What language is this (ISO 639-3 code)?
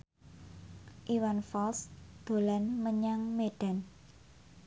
jav